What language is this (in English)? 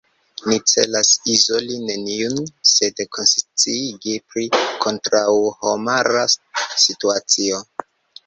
Esperanto